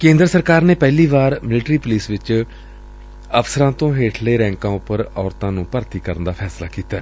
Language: Punjabi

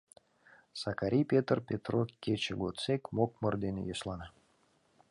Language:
Mari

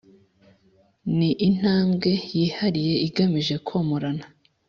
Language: Kinyarwanda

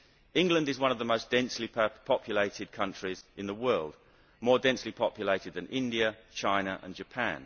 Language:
English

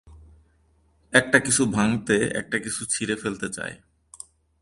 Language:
Bangla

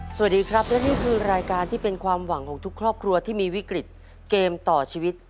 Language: Thai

